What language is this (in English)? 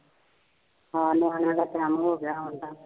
Punjabi